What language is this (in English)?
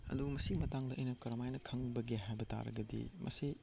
Manipuri